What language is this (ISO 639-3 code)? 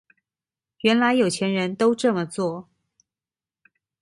zho